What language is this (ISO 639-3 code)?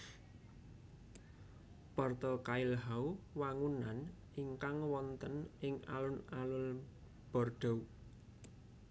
jav